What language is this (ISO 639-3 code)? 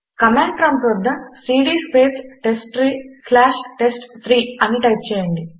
tel